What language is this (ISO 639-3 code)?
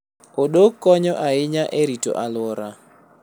luo